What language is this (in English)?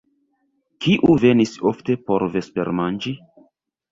Esperanto